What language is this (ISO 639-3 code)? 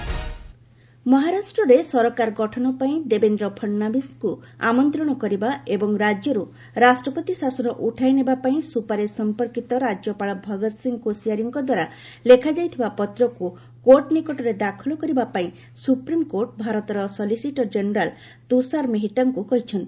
ori